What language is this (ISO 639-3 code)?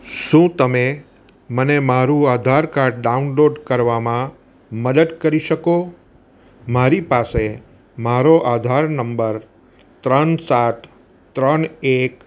guj